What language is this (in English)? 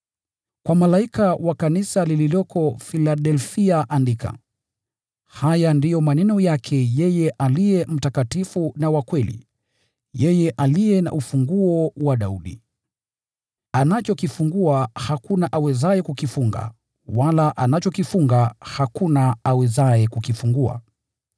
Swahili